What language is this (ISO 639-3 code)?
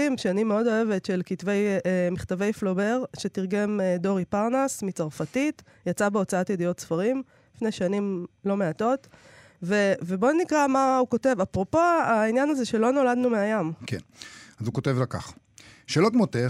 heb